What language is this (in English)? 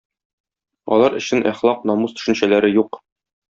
Tatar